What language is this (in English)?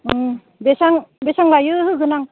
Bodo